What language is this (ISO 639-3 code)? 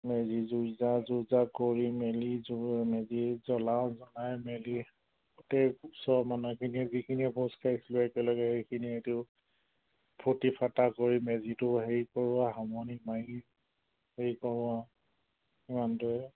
asm